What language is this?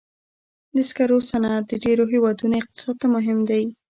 Pashto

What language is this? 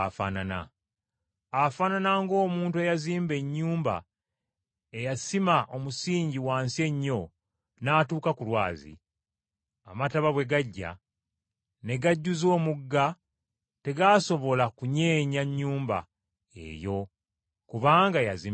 Ganda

